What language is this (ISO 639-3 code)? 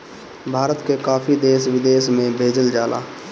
bho